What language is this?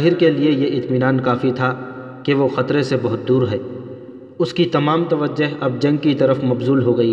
Urdu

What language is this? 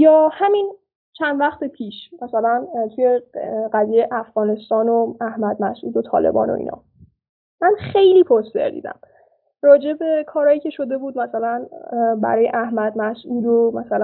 Persian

